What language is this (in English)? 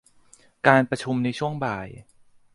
Thai